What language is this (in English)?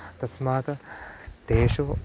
Sanskrit